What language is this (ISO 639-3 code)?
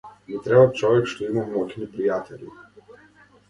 mkd